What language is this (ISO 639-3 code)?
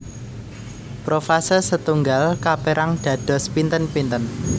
jav